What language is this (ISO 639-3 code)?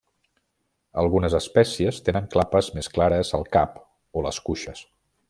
cat